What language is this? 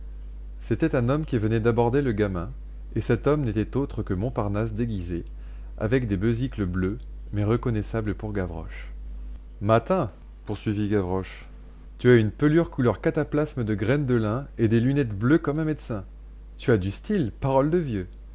French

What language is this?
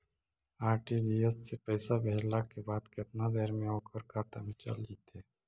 Magahi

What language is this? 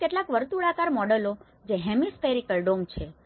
Gujarati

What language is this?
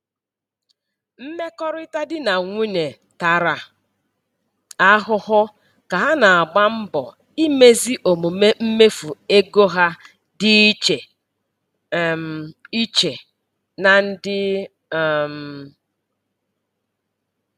Igbo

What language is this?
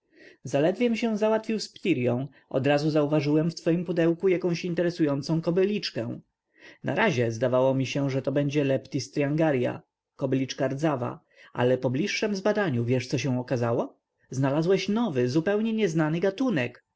Polish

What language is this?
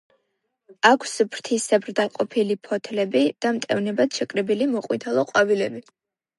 Georgian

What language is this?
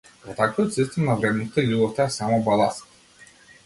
Macedonian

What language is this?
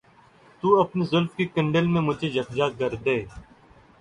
Urdu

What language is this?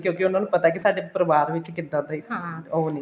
Punjabi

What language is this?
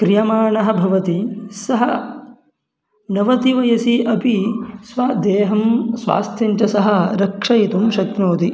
Sanskrit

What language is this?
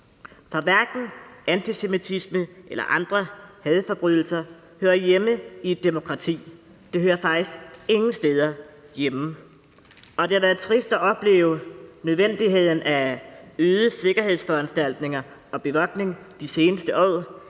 Danish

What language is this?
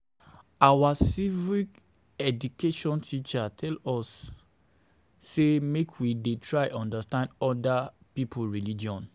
Nigerian Pidgin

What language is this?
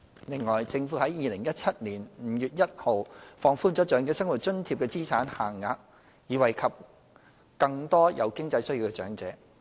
Cantonese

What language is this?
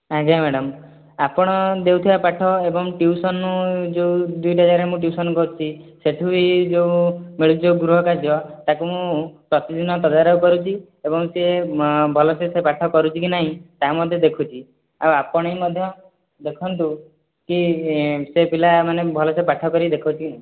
Odia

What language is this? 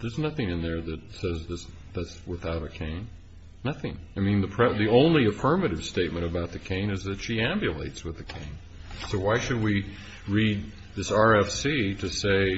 English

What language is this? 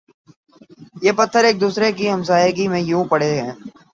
Urdu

